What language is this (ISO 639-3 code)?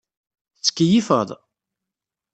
kab